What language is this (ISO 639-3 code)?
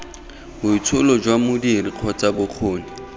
tsn